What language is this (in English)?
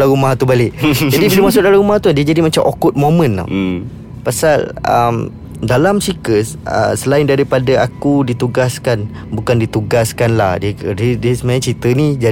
Malay